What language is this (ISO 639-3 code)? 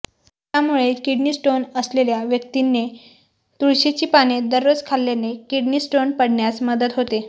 mar